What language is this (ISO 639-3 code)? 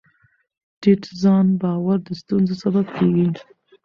pus